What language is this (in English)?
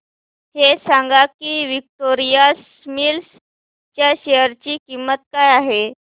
Marathi